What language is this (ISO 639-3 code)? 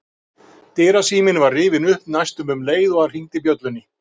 isl